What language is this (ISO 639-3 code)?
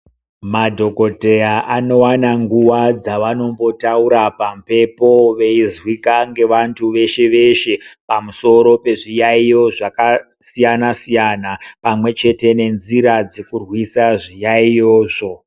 ndc